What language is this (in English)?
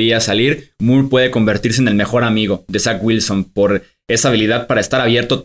Spanish